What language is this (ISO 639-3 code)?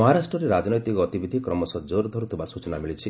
ori